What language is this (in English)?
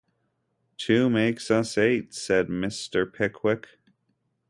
English